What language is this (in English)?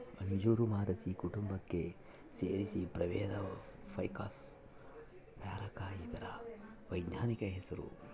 Kannada